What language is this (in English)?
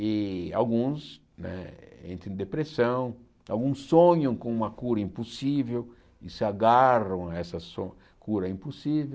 Portuguese